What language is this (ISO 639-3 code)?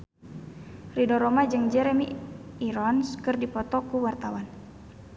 sun